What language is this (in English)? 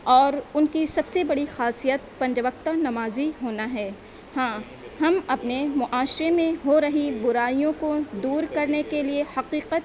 Urdu